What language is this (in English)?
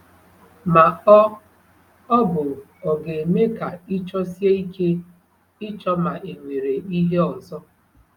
Igbo